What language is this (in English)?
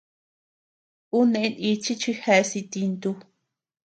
Tepeuxila Cuicatec